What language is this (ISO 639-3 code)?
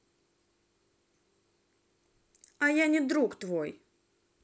rus